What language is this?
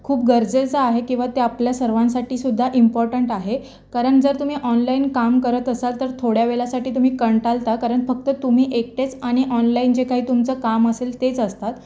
Marathi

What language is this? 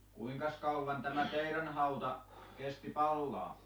Finnish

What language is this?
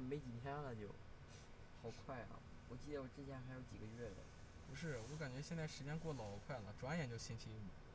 Chinese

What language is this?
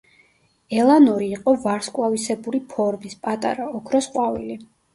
Georgian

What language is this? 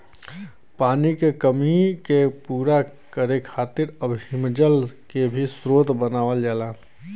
Bhojpuri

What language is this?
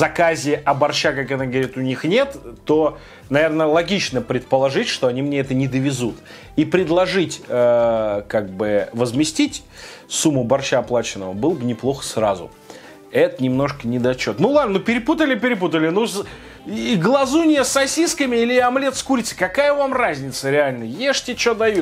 Russian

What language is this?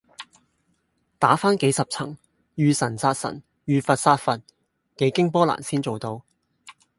Cantonese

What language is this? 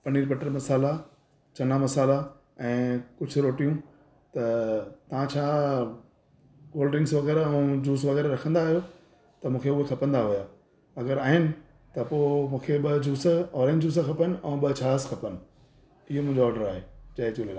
Sindhi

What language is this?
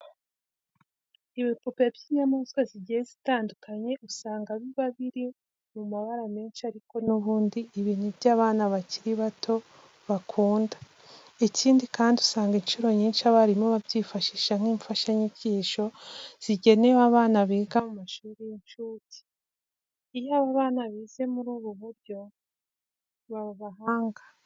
Kinyarwanda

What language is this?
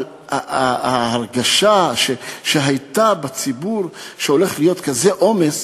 Hebrew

